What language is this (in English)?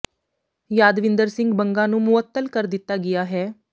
Punjabi